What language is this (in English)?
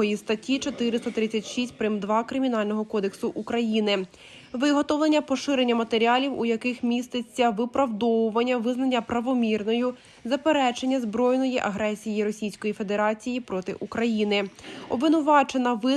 Ukrainian